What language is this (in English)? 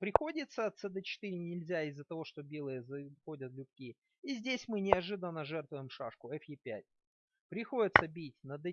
Russian